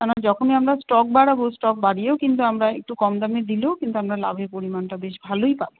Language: Bangla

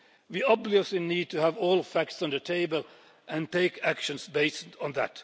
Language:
English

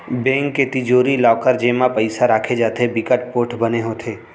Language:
Chhattisgarhi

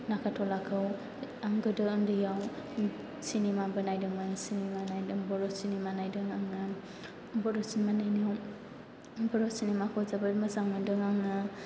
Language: Bodo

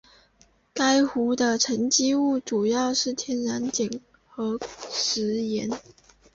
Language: Chinese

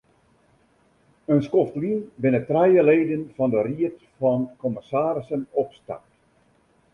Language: Western Frisian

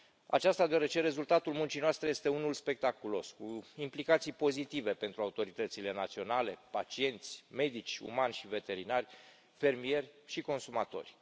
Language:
Romanian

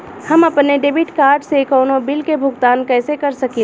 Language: Bhojpuri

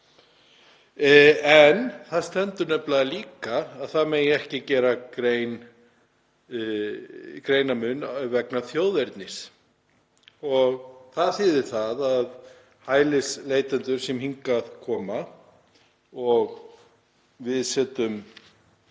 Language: Icelandic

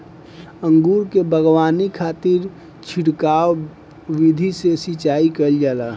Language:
Bhojpuri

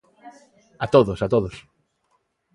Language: Galician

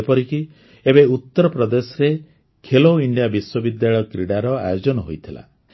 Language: Odia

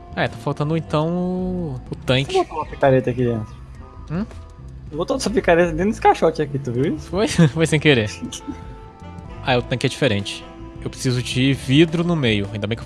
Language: Portuguese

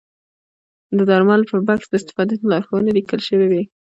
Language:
Pashto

